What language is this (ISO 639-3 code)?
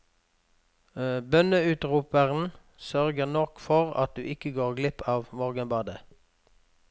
nor